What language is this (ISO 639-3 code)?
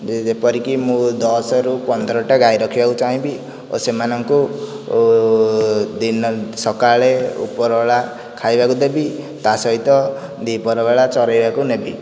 ori